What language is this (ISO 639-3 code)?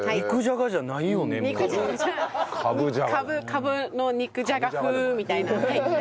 jpn